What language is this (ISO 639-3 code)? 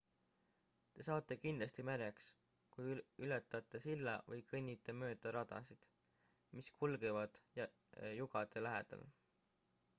est